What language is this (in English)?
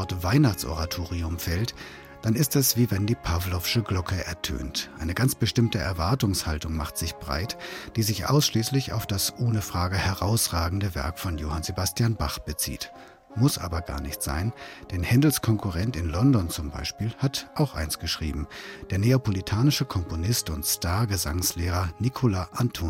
German